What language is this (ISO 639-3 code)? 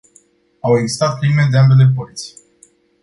ron